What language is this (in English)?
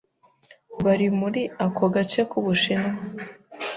Kinyarwanda